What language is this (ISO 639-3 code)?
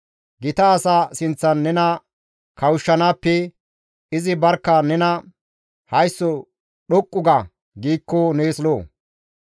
gmv